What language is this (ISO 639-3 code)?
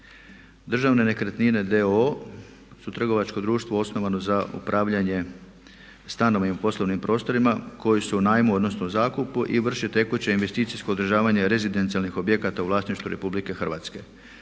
hrv